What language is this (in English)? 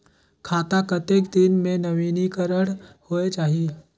Chhattisgarhi